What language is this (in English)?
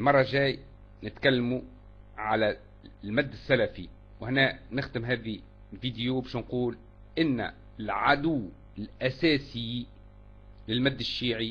Arabic